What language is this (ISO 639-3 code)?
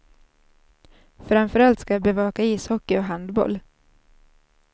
swe